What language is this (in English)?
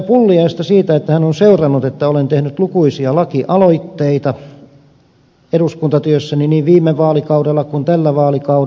Finnish